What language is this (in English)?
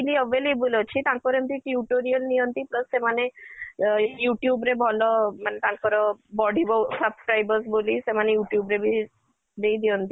Odia